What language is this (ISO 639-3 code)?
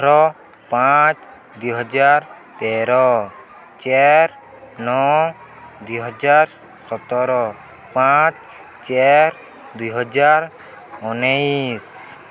ori